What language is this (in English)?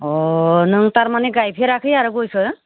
Bodo